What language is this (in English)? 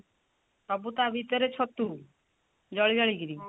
Odia